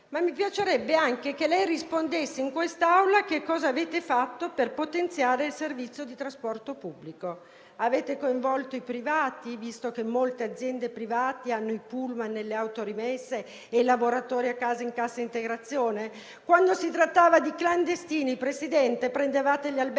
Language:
Italian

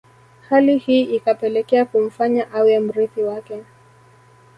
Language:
Swahili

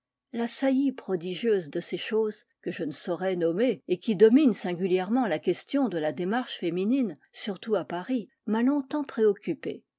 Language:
French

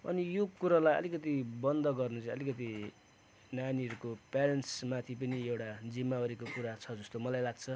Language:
Nepali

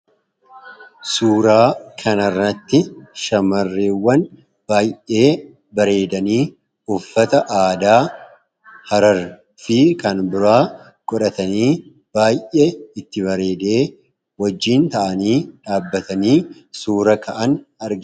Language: Oromo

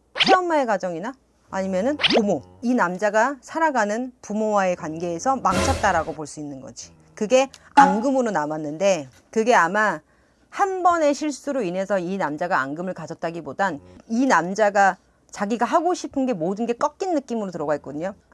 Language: Korean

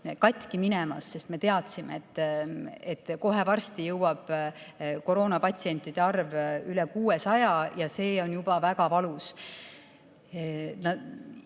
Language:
Estonian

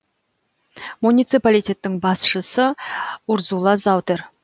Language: Kazakh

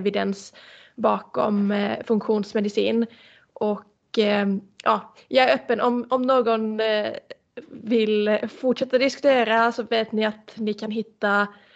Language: Swedish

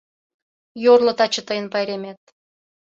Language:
Mari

